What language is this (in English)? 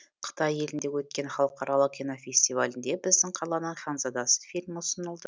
Kazakh